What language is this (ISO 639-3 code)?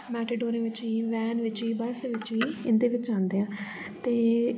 doi